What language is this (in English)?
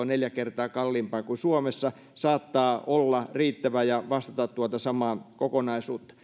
Finnish